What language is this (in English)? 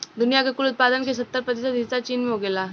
Bhojpuri